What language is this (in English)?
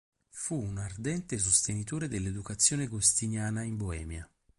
Italian